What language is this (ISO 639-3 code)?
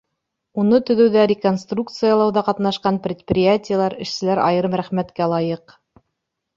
bak